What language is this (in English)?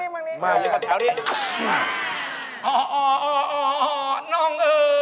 Thai